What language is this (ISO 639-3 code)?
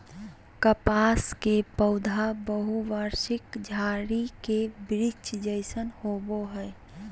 mag